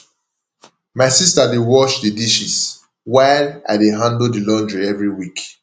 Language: Nigerian Pidgin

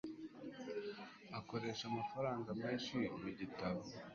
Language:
Kinyarwanda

